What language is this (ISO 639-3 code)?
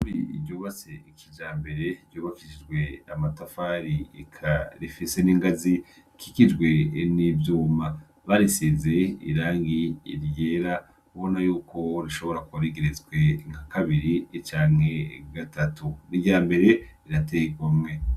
run